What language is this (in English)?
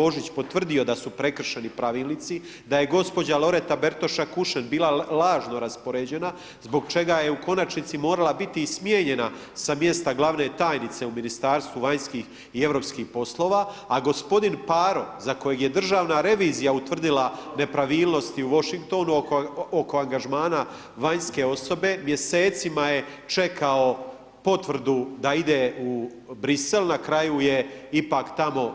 Croatian